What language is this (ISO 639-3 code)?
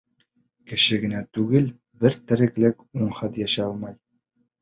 bak